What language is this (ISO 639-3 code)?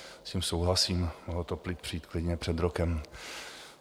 ces